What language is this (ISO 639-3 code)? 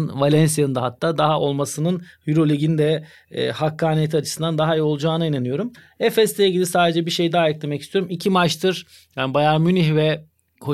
tur